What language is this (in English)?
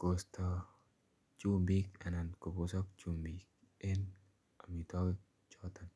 Kalenjin